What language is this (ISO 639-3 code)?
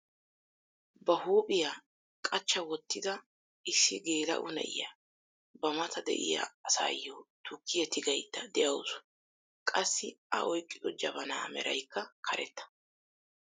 wal